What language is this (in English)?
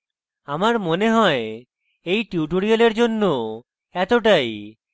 Bangla